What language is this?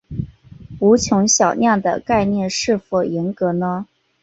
Chinese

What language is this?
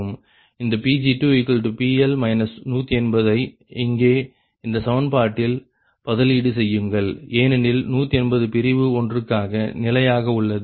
Tamil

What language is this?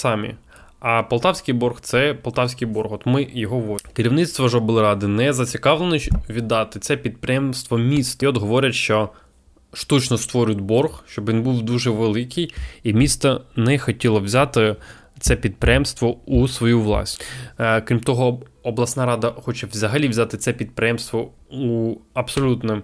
Ukrainian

